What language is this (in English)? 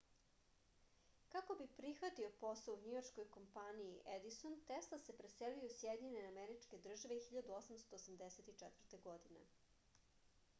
Serbian